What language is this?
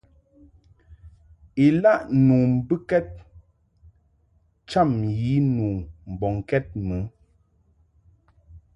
Mungaka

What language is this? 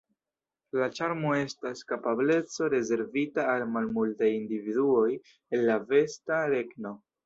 Esperanto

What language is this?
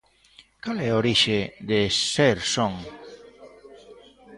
Galician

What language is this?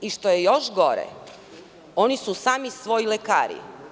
Serbian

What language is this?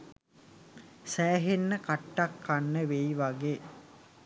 Sinhala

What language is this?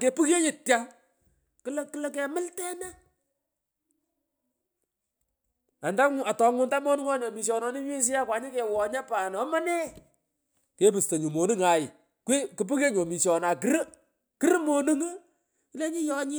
Pökoot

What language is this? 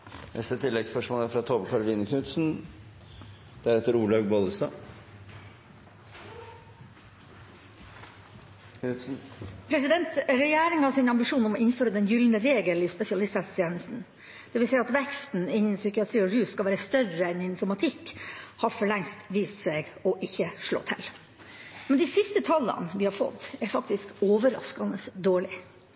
Norwegian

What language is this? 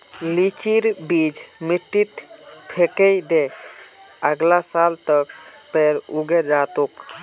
Magahi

